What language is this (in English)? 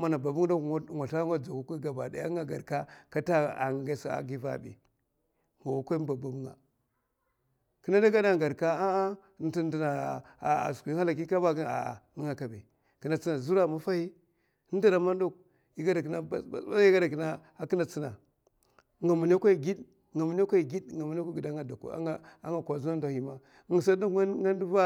Mafa